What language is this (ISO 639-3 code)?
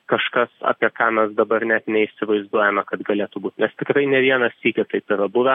lit